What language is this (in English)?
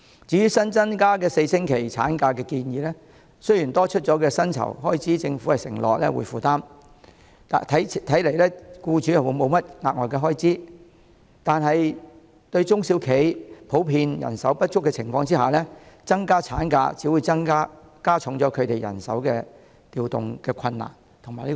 Cantonese